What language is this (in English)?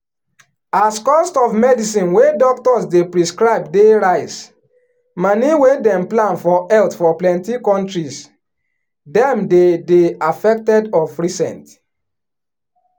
Nigerian Pidgin